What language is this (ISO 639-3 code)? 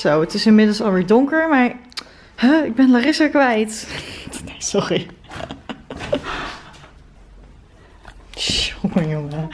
nld